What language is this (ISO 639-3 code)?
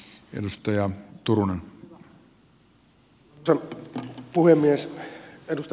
fin